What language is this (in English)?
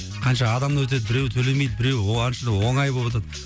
Kazakh